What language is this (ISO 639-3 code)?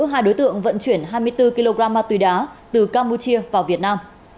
vie